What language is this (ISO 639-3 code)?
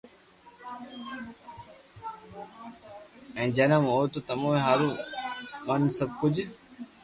lrk